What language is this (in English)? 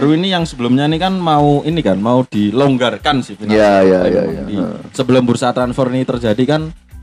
Indonesian